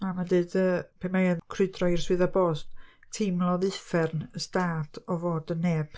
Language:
Welsh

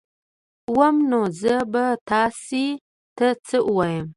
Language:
Pashto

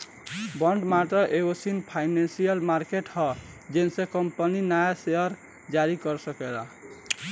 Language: Bhojpuri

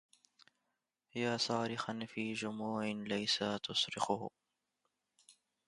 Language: Arabic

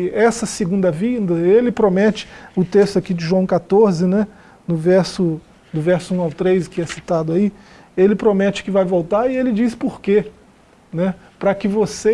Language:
Portuguese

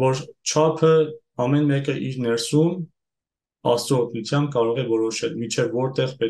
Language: Romanian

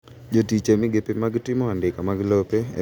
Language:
Luo (Kenya and Tanzania)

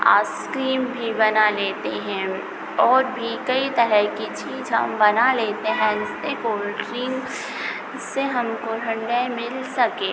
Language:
Hindi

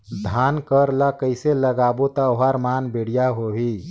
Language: Chhattisgarhi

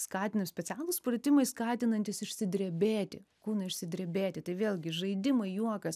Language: Lithuanian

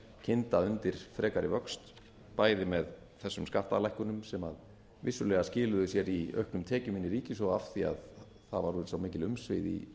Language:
Icelandic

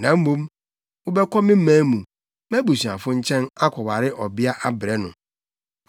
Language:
Akan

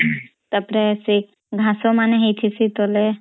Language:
Odia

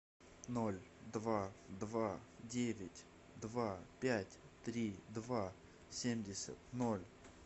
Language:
Russian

